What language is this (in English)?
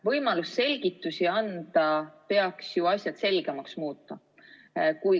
Estonian